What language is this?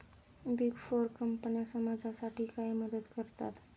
Marathi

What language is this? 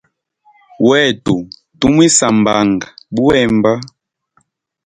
Hemba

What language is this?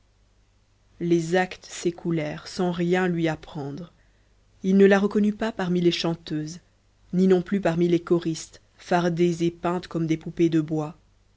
French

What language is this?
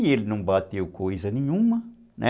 Portuguese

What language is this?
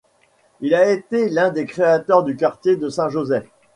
French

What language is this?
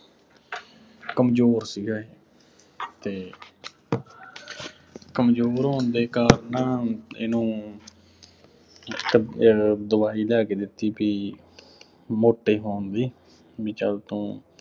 Punjabi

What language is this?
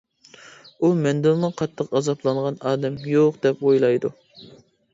Uyghur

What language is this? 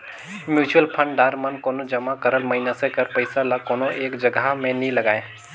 Chhattisgarhi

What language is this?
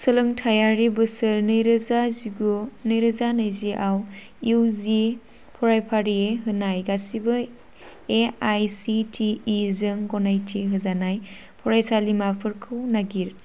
Bodo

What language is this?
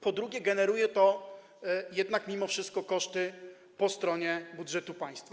Polish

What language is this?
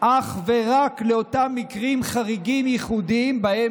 Hebrew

